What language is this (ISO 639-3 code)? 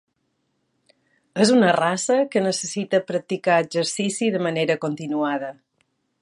cat